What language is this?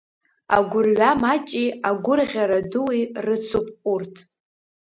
Abkhazian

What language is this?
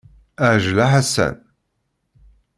Kabyle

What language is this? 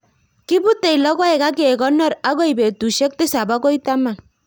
Kalenjin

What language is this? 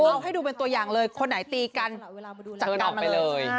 Thai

